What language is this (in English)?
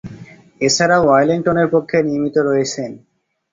Bangla